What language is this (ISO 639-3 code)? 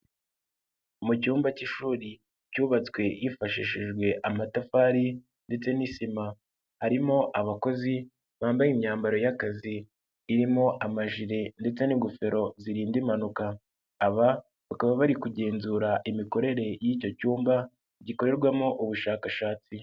kin